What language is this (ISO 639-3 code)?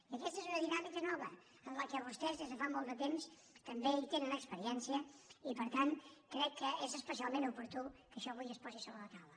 cat